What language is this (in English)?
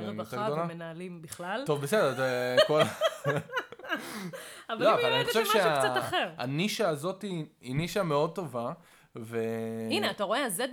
Hebrew